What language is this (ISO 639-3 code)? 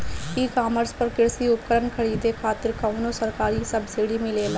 bho